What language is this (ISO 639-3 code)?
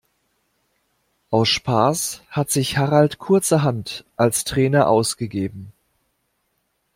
deu